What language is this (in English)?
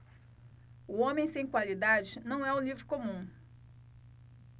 Portuguese